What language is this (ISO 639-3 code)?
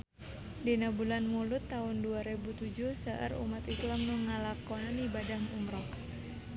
sun